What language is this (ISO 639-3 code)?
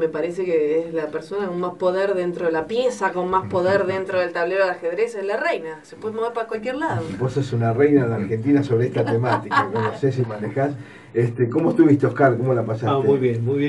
spa